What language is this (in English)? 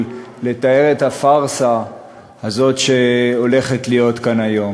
Hebrew